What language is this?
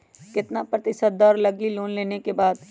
Magahi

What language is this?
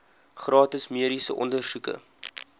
Afrikaans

